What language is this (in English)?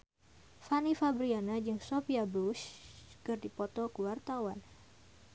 Sundanese